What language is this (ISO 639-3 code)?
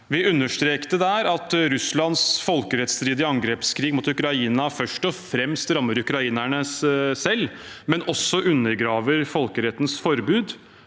nor